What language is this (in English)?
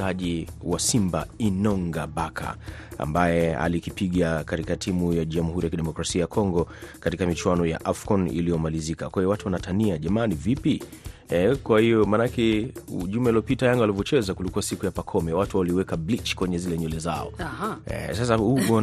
Swahili